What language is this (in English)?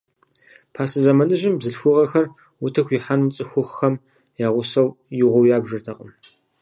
Kabardian